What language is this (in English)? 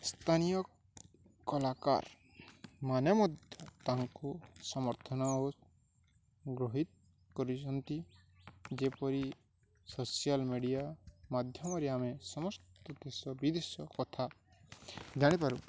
Odia